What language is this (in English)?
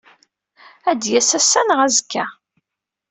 Kabyle